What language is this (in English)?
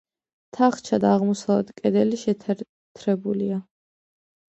Georgian